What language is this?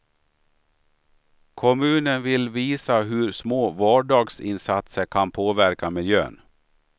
Swedish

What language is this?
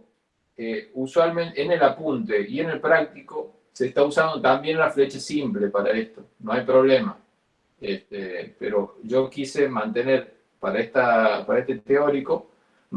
Spanish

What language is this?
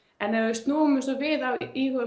Icelandic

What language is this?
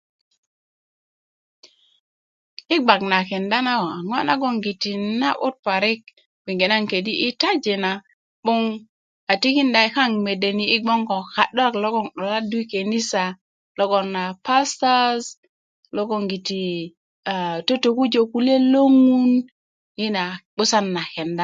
Kuku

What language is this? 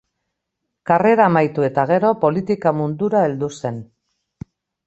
Basque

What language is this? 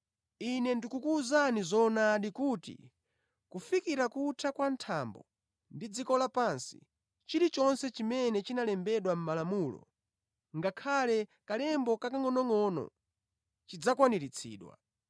Nyanja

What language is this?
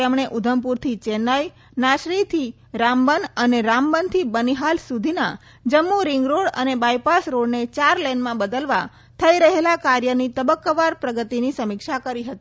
Gujarati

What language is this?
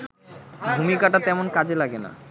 Bangla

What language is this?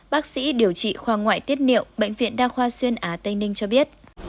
Vietnamese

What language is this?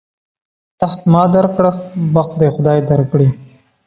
Pashto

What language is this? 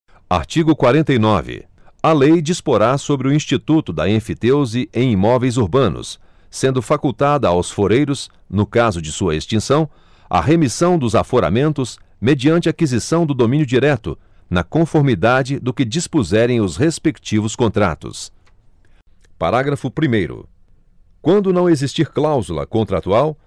Portuguese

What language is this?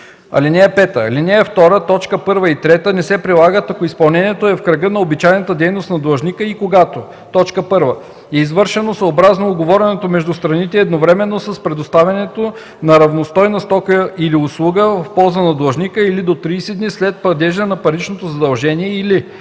Bulgarian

